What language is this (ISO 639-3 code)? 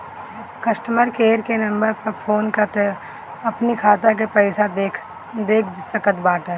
bho